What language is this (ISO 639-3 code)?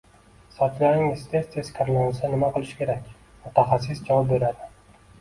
uzb